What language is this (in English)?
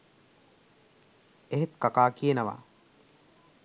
Sinhala